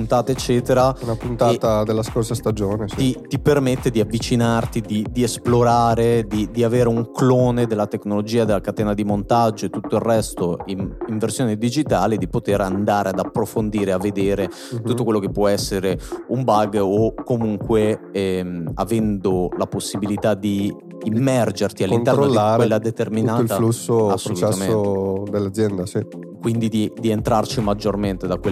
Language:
Italian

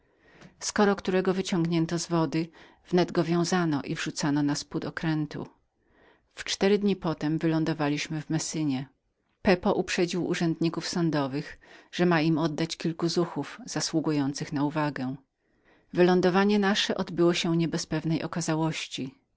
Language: Polish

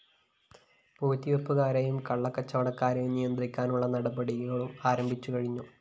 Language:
Malayalam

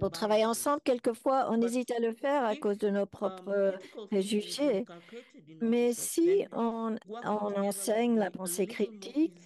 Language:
French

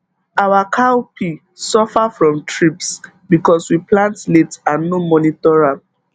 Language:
Nigerian Pidgin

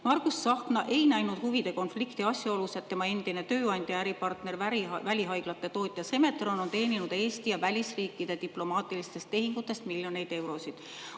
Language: Estonian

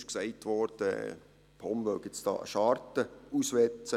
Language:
Swiss German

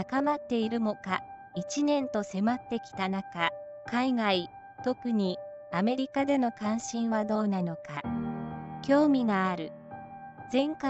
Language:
Japanese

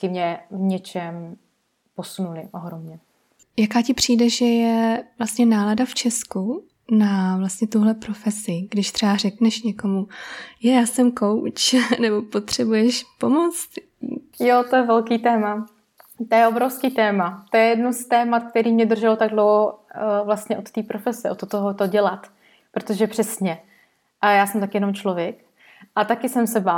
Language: Czech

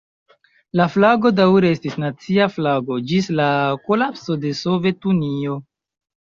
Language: Esperanto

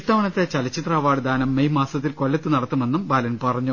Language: Malayalam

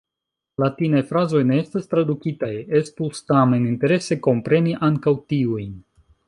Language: Esperanto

